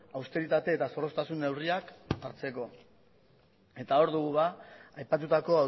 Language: Basque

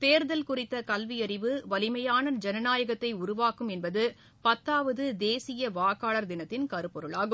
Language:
Tamil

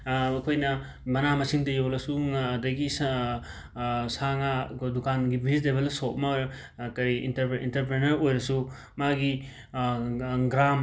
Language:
Manipuri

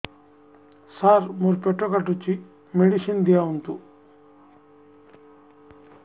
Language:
Odia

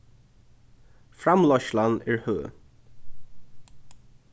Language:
Faroese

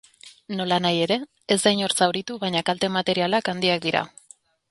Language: Basque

